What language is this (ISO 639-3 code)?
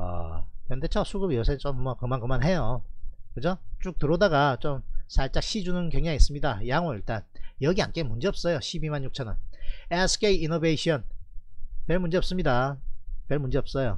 kor